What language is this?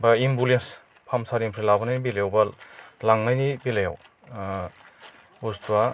Bodo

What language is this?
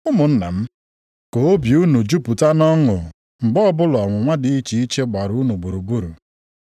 Igbo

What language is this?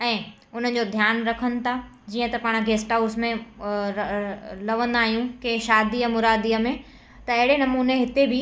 Sindhi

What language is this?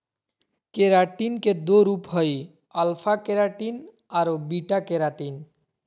Magahi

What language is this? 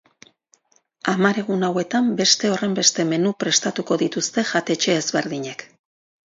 Basque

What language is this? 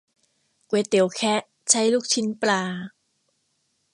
Thai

